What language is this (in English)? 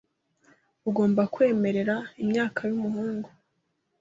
Kinyarwanda